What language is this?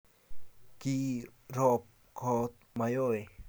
Kalenjin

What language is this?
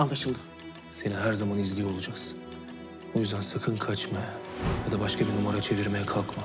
Turkish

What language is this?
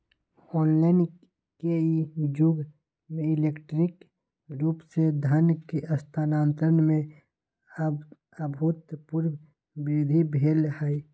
Magahi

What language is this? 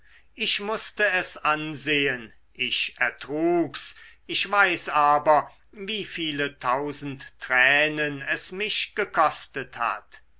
German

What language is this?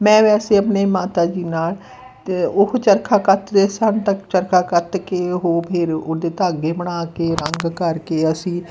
Punjabi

